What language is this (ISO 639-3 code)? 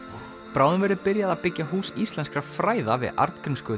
isl